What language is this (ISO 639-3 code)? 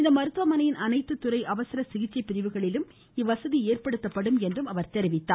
tam